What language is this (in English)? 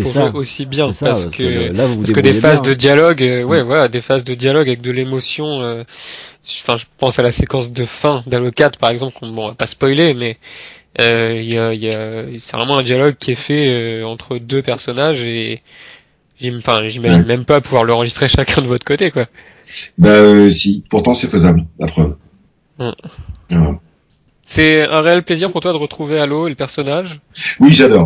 French